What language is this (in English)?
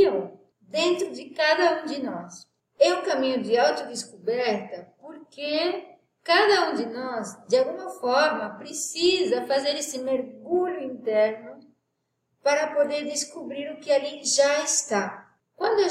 Portuguese